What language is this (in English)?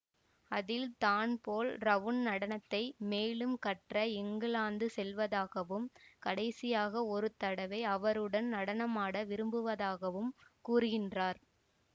Tamil